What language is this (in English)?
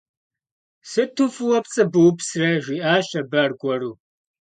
Kabardian